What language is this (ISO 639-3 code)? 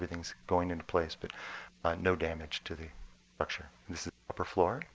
eng